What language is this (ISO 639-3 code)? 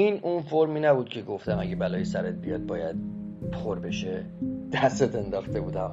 fas